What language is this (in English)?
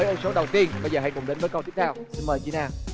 Vietnamese